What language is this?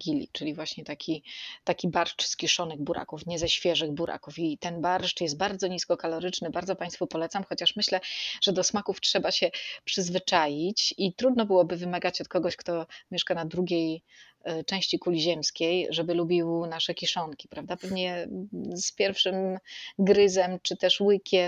Polish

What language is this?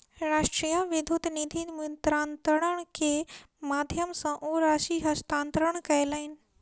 Maithili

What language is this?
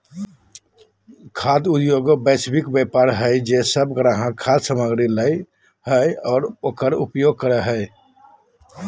Magahi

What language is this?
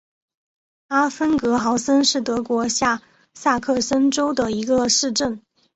Chinese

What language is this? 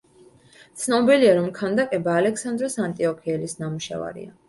Georgian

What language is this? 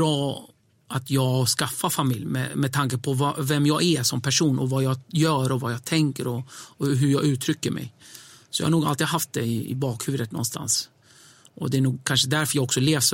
Swedish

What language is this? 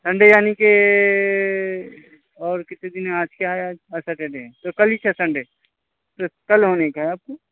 Urdu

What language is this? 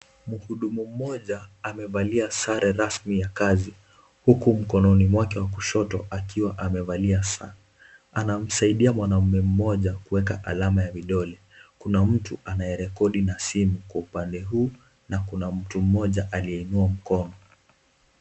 Swahili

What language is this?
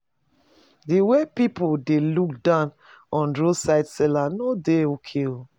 Nigerian Pidgin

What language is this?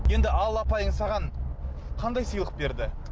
Kazakh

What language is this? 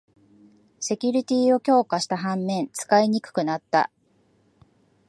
Japanese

